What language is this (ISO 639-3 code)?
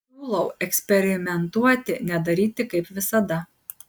lit